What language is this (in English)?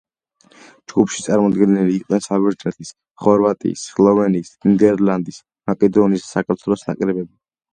Georgian